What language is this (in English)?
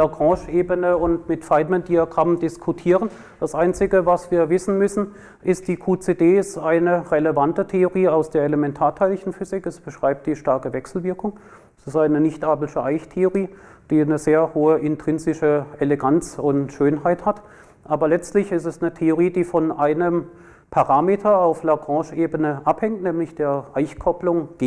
German